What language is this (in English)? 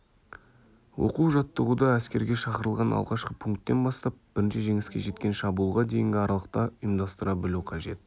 Kazakh